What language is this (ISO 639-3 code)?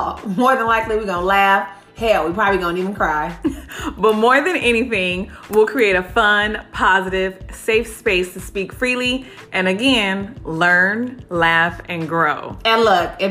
eng